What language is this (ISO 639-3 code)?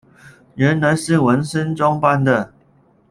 zho